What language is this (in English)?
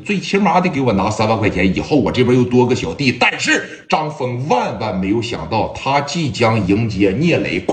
Chinese